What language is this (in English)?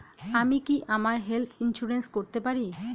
Bangla